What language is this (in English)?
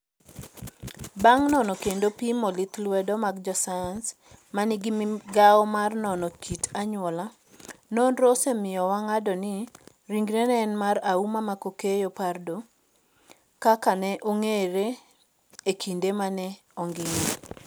Luo (Kenya and Tanzania)